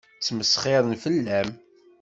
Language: Kabyle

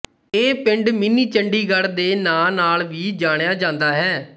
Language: Punjabi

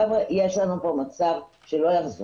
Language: Hebrew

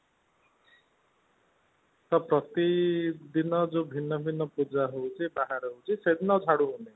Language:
Odia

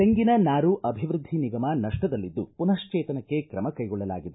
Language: Kannada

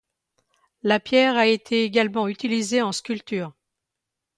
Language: French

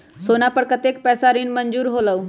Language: Magahi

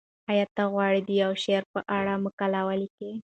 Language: Pashto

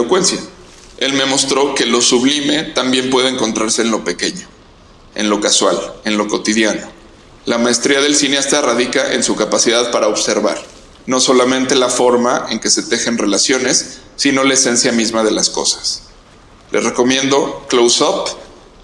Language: Spanish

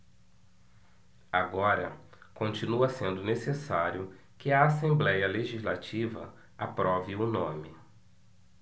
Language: Portuguese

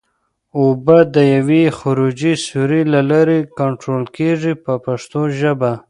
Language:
Pashto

